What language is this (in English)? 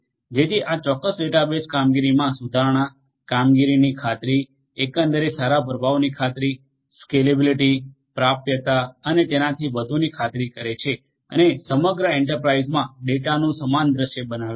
Gujarati